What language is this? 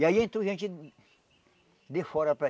Portuguese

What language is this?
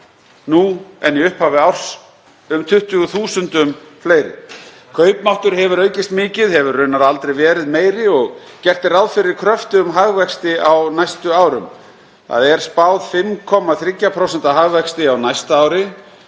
Icelandic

